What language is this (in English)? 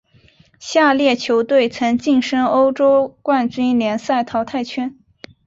Chinese